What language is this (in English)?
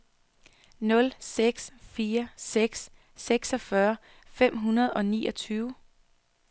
Danish